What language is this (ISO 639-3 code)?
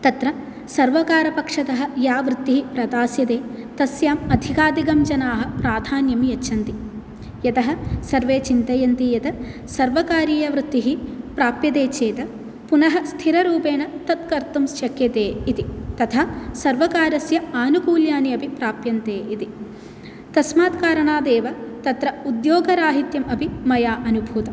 san